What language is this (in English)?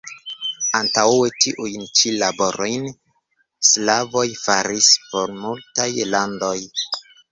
Esperanto